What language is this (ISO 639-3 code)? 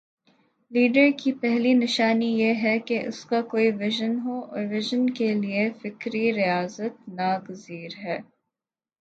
urd